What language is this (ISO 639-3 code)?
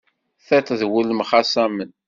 kab